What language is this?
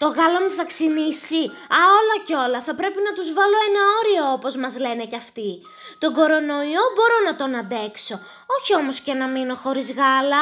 Greek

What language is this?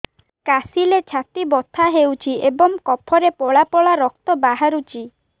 Odia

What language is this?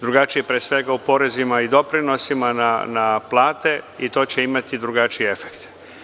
Serbian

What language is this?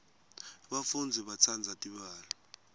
Swati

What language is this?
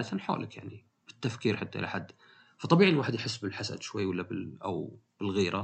Arabic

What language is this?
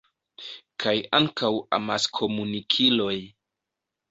Esperanto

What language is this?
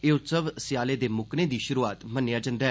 Dogri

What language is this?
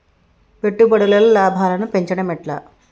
Telugu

